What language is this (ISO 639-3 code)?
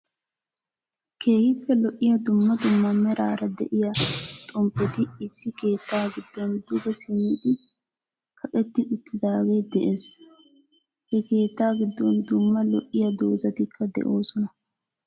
wal